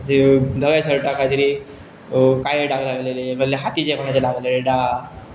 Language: Konkani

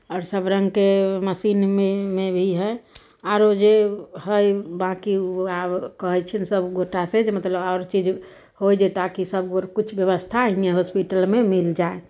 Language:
Maithili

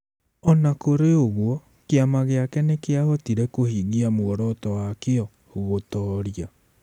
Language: Kikuyu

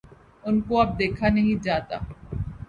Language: Urdu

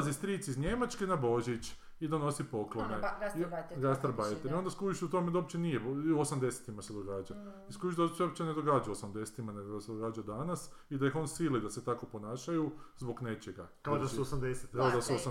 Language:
Croatian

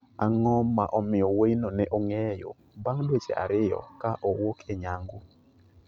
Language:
Luo (Kenya and Tanzania)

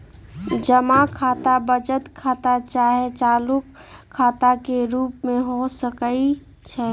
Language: Magahi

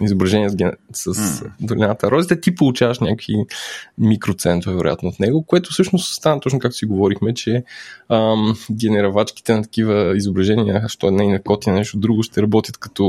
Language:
Bulgarian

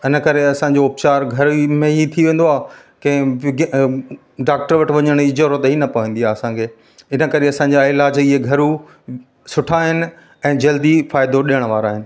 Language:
Sindhi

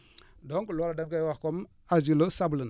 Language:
Wolof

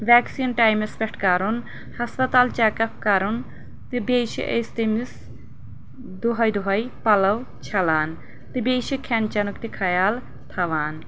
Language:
Kashmiri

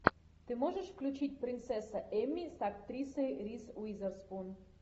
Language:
Russian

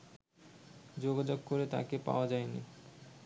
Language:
Bangla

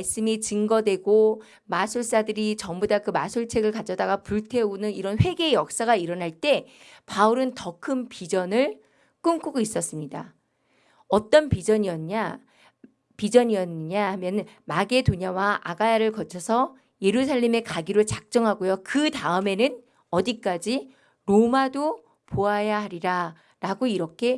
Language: Korean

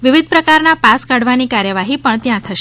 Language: Gujarati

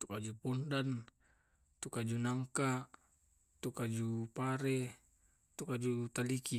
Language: Tae'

